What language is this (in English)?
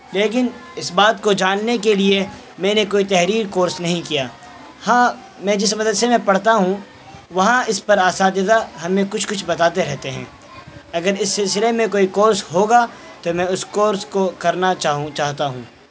Urdu